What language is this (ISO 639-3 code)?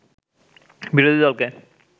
ben